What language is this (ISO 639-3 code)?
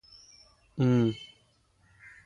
mal